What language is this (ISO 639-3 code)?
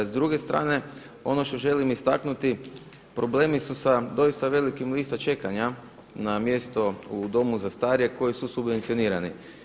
hrv